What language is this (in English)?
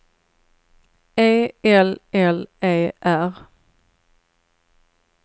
Swedish